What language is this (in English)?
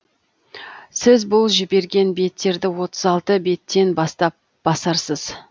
Kazakh